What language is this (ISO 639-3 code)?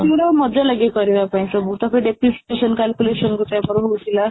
ori